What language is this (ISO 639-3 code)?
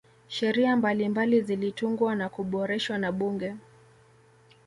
swa